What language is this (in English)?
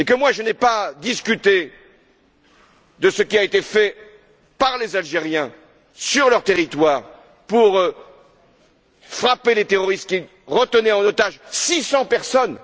French